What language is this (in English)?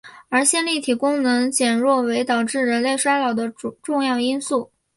Chinese